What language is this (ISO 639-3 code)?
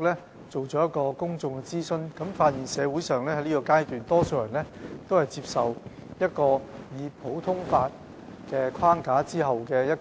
yue